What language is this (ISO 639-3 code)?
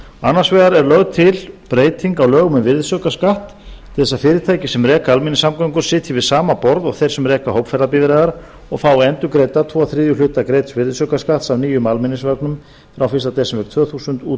isl